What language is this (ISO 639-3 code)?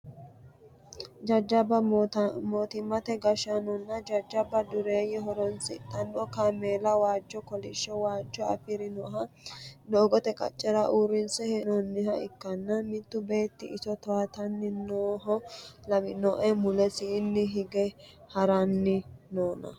sid